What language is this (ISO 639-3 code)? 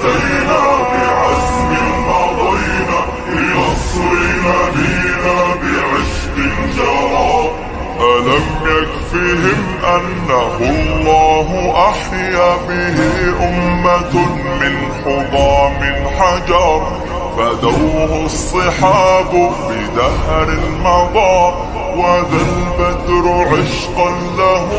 ara